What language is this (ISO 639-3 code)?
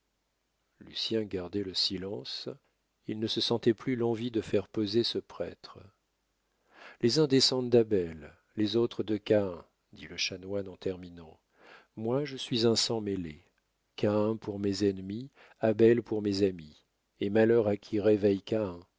fra